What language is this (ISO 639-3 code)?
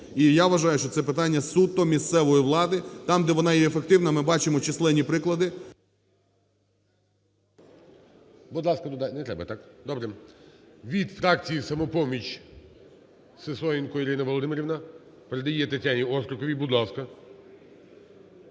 ukr